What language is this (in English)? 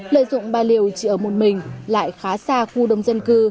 Vietnamese